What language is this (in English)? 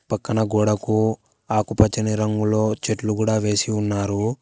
Telugu